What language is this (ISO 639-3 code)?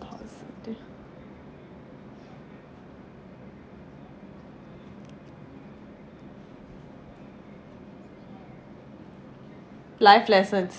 eng